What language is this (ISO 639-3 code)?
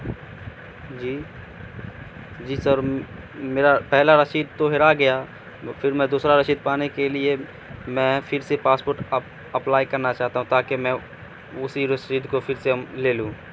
urd